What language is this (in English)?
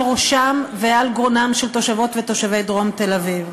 Hebrew